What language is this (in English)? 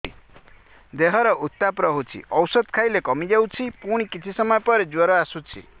Odia